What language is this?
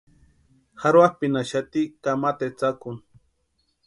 Western Highland Purepecha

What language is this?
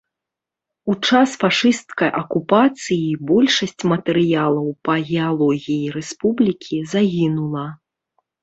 Belarusian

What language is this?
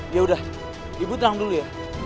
Indonesian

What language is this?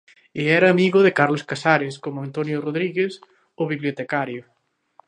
Galician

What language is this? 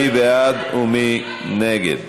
Hebrew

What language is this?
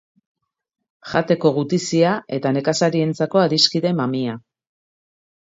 Basque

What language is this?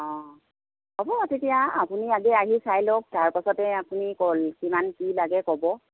Assamese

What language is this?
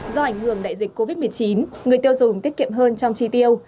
Vietnamese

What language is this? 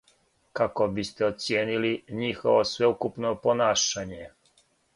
Serbian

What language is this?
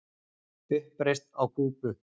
Icelandic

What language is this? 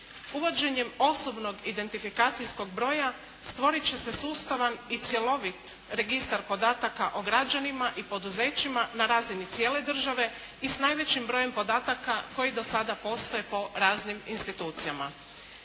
Croatian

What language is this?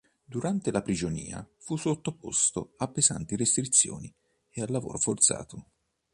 Italian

